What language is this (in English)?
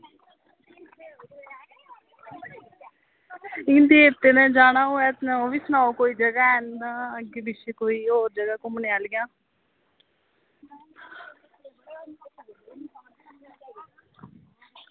Dogri